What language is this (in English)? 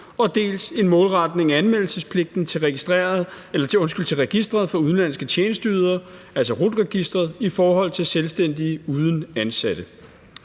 Danish